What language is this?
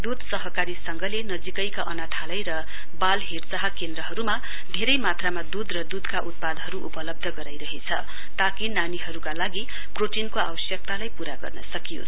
Nepali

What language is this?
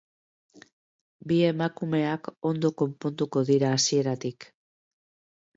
Basque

